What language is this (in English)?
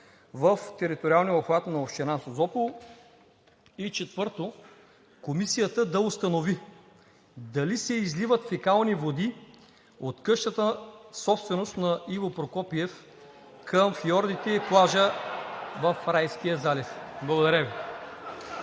Bulgarian